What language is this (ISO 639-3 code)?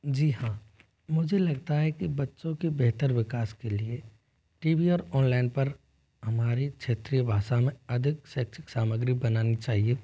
hin